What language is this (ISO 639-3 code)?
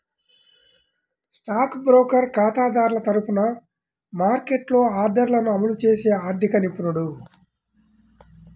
tel